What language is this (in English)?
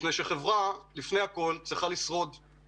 Hebrew